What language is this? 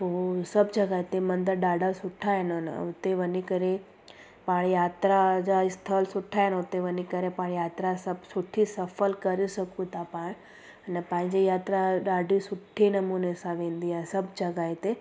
Sindhi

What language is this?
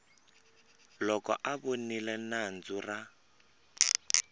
Tsonga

